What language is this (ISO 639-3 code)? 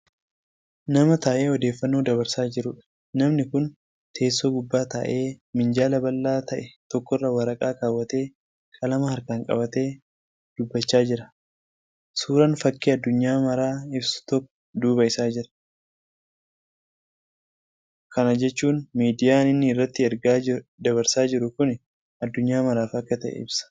orm